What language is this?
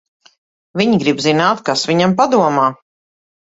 Latvian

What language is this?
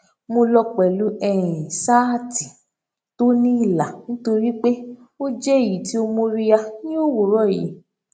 Yoruba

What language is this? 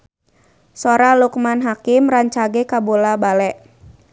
Sundanese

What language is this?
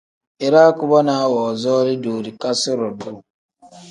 Tem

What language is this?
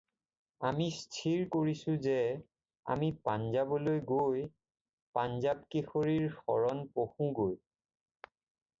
Assamese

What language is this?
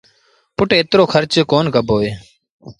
Sindhi Bhil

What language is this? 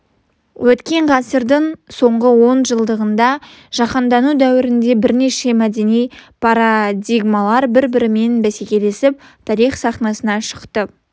Kazakh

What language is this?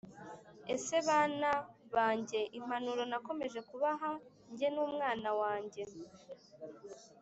Kinyarwanda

